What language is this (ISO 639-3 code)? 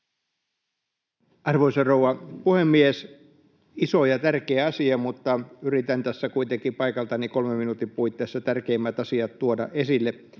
fin